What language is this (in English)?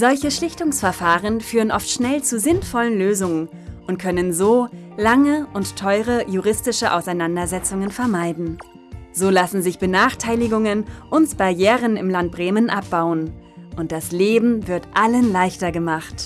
German